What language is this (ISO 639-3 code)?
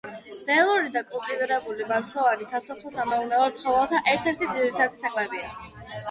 kat